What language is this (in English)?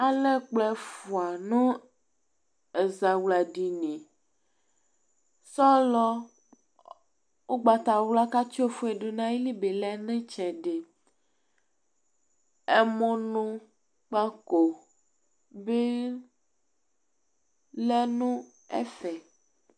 Ikposo